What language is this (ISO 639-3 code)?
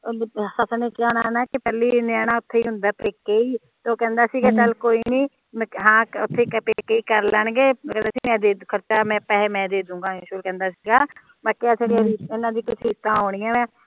pan